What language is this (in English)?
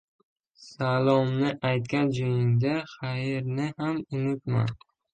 Uzbek